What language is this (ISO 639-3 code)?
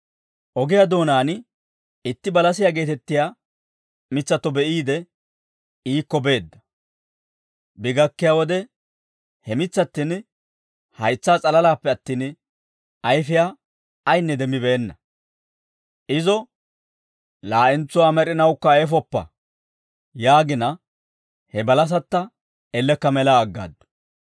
dwr